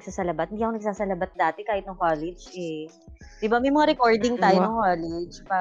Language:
Filipino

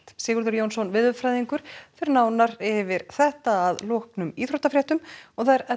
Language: Icelandic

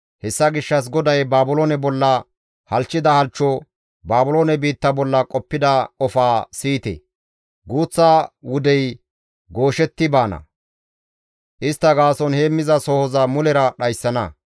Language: Gamo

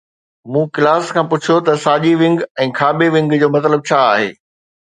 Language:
Sindhi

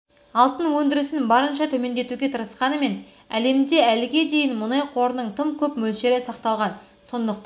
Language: Kazakh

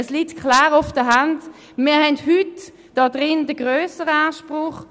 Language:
Swiss German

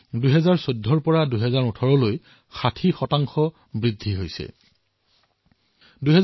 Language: Assamese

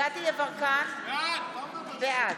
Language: Hebrew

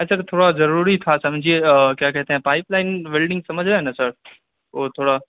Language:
Urdu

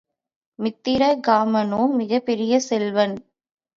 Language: Tamil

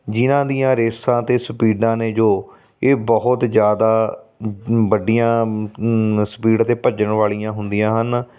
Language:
Punjabi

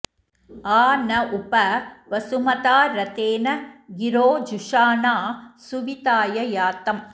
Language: Sanskrit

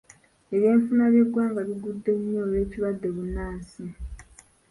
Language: Ganda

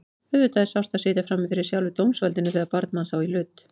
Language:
Icelandic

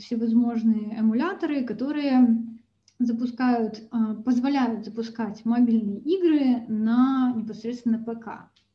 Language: Russian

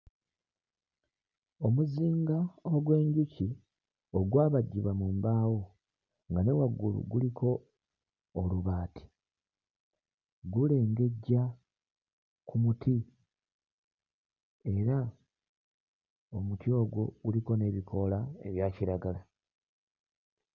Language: Ganda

